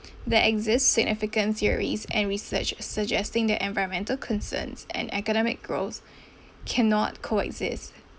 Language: English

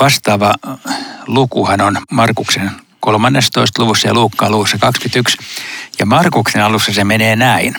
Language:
Finnish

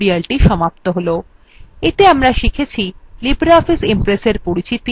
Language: Bangla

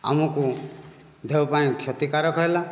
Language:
Odia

